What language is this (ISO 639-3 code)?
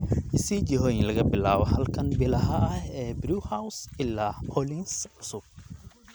som